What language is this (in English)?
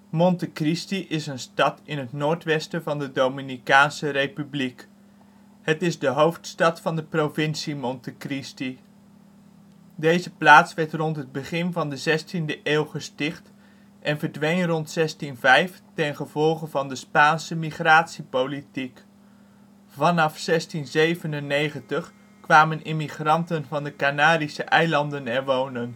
Dutch